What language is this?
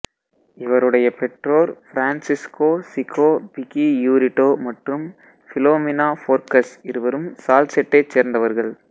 Tamil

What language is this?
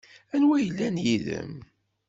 Kabyle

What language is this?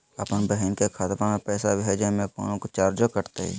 Magahi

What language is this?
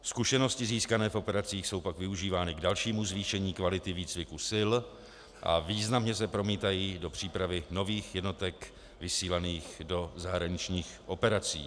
Czech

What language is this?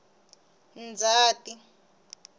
Tsonga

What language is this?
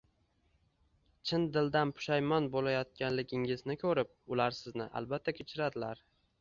Uzbek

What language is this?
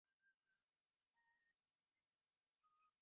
Bangla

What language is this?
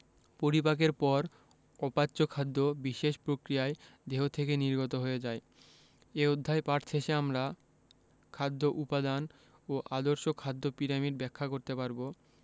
Bangla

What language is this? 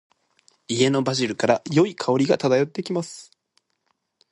Japanese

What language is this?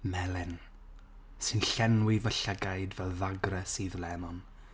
Welsh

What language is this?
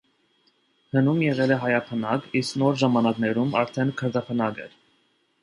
Armenian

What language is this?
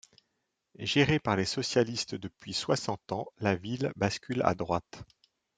French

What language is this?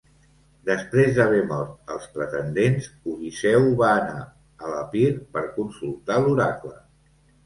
Catalan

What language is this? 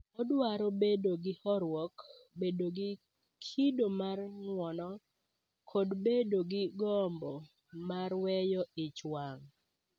Luo (Kenya and Tanzania)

